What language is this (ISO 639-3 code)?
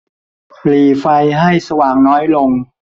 tha